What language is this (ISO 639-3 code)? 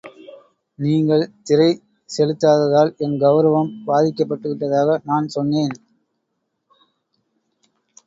tam